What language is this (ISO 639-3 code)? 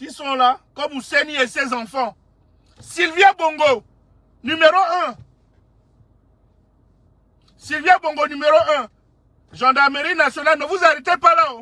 fra